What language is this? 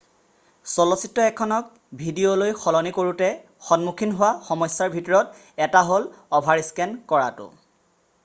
Assamese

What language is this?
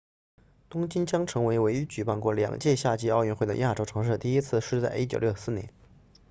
Chinese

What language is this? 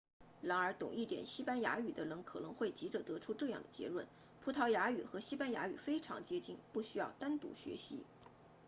Chinese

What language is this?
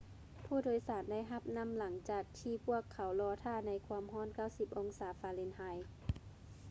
Lao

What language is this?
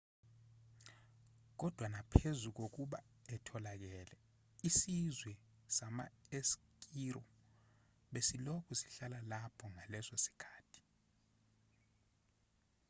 Zulu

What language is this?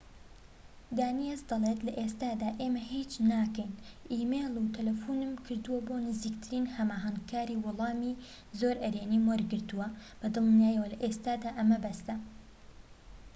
Central Kurdish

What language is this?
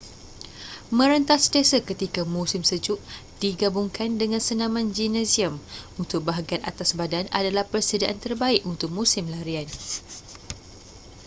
Malay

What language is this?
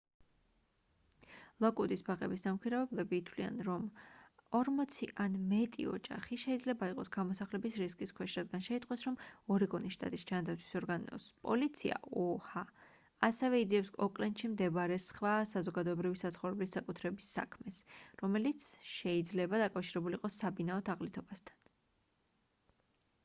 Georgian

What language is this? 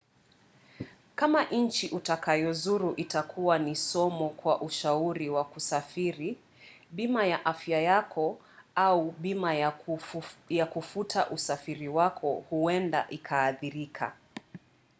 Swahili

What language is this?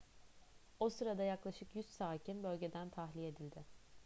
Turkish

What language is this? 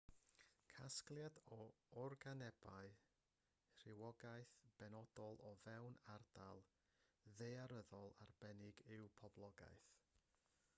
Welsh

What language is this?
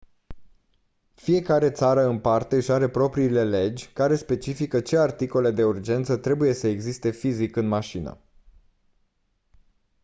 Romanian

